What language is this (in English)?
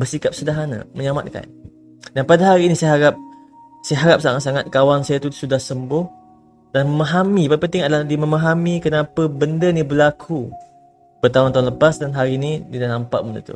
Malay